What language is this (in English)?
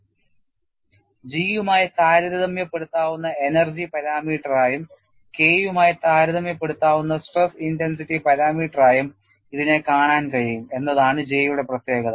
Malayalam